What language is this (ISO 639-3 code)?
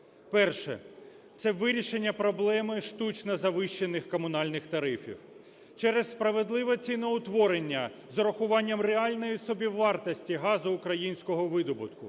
ukr